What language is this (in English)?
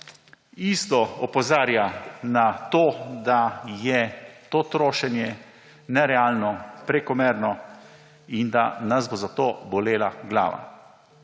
Slovenian